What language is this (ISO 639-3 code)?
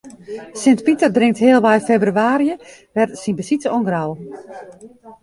fry